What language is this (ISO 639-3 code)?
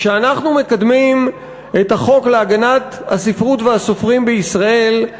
heb